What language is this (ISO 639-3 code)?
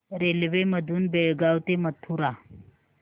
mar